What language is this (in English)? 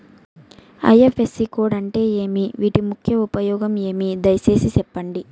Telugu